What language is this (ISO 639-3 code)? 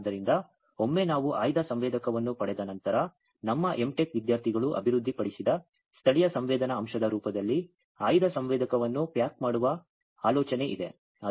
kan